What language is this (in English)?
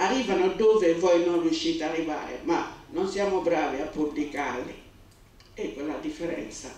Italian